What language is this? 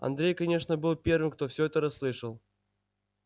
Russian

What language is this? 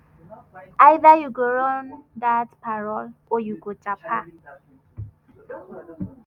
Nigerian Pidgin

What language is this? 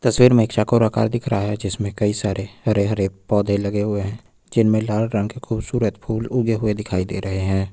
Hindi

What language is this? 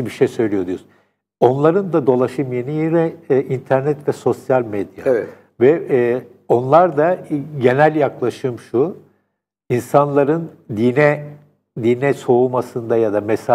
Turkish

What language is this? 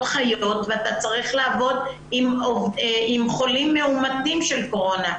Hebrew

